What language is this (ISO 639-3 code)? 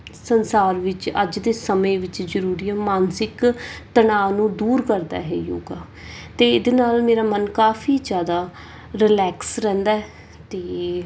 pan